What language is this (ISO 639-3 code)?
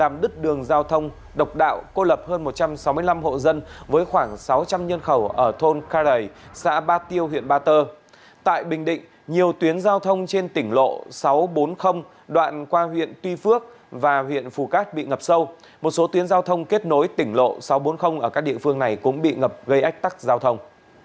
vie